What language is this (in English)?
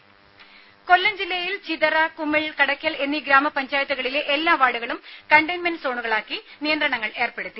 Malayalam